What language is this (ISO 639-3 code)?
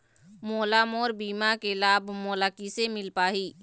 hne